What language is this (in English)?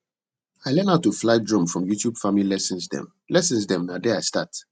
Nigerian Pidgin